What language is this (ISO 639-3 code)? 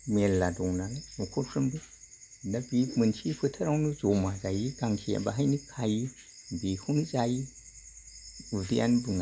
brx